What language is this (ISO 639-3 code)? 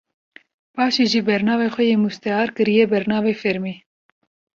kur